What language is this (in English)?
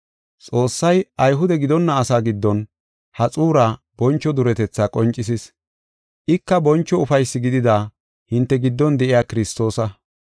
Gofa